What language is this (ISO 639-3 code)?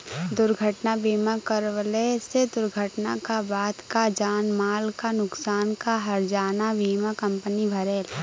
bho